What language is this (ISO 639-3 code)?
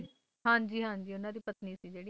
pan